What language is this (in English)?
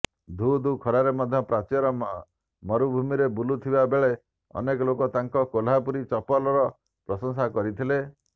Odia